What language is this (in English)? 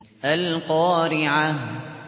Arabic